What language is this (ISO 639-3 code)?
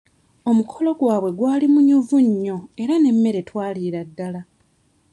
lug